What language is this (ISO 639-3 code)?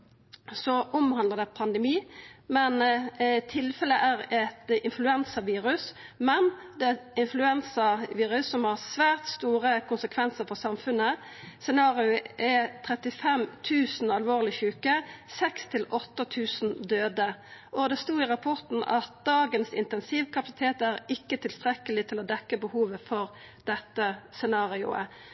nno